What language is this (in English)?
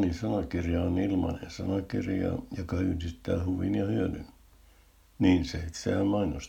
Finnish